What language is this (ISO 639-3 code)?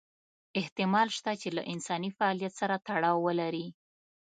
pus